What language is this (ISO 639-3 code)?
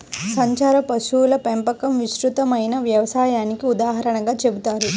tel